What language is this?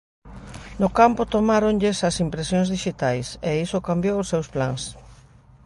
Galician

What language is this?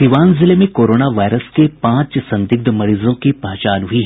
Hindi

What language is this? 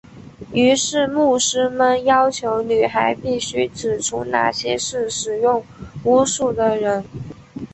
Chinese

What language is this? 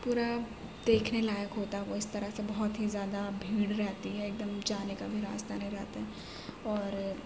Urdu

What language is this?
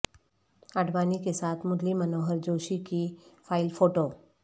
Urdu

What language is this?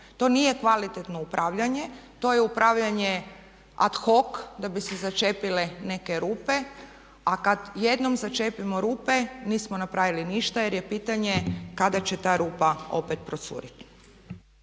Croatian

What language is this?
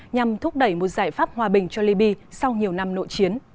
Vietnamese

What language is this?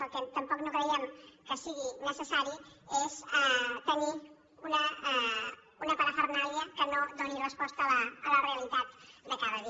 Catalan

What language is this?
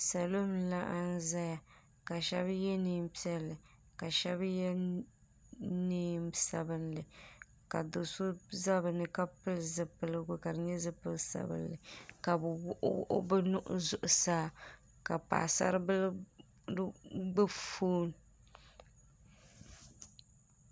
Dagbani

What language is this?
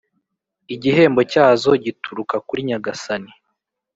Kinyarwanda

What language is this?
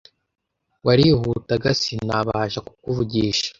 Kinyarwanda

